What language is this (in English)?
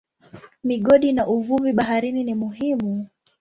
Swahili